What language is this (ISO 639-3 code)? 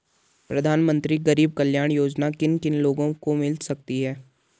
hin